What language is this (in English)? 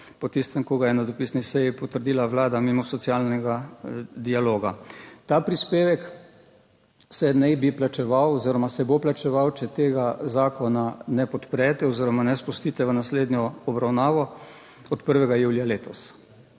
Slovenian